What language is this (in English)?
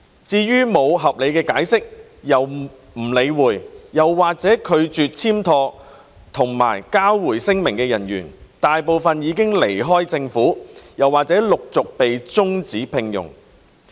Cantonese